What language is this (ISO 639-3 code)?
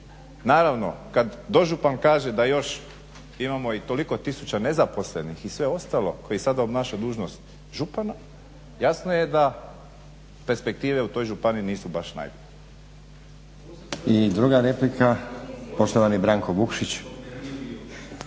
hrv